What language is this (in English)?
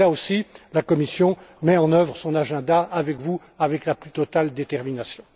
French